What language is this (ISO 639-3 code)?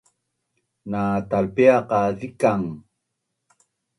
bnn